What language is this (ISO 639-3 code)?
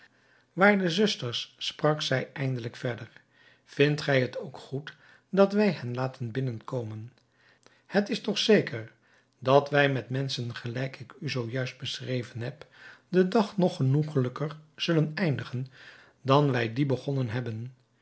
nld